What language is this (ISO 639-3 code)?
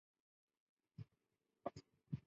zho